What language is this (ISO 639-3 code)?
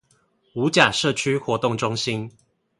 zho